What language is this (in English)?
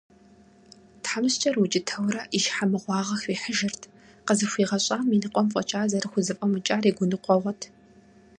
Kabardian